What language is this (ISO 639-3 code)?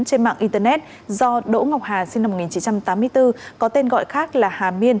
vie